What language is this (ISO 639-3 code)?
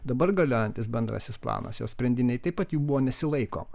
lit